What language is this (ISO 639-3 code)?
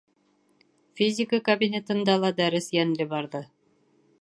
bak